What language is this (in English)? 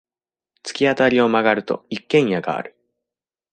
Japanese